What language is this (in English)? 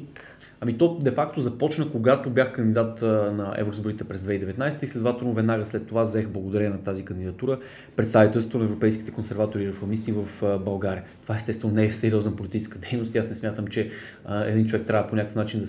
Bulgarian